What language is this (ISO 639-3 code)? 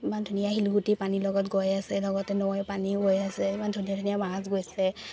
asm